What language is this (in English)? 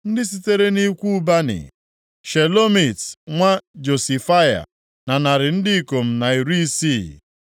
Igbo